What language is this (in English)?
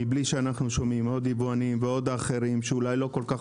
Hebrew